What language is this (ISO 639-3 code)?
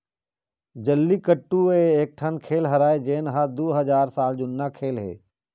hne